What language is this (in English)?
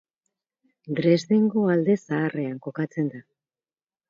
Basque